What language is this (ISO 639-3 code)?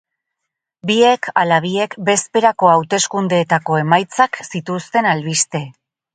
eus